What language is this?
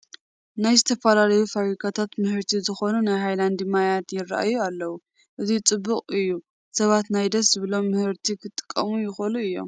Tigrinya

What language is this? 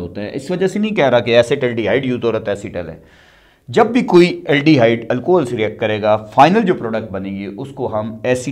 Hindi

